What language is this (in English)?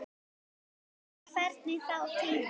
Icelandic